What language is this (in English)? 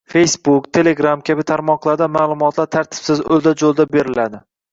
Uzbek